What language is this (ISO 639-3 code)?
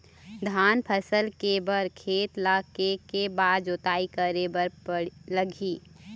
hne